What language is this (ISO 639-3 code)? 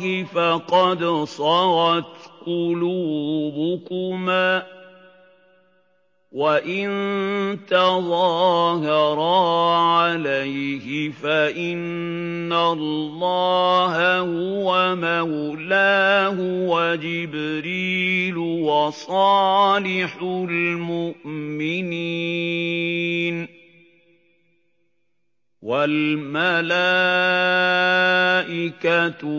ara